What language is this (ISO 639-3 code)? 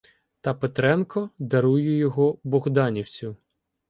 ukr